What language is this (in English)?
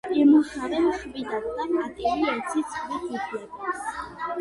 Georgian